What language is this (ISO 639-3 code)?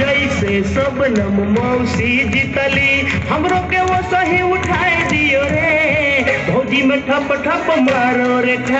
tha